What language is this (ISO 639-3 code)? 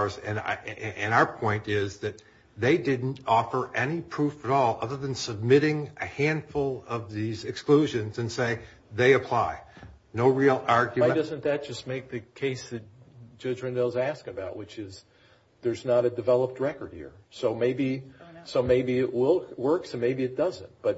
eng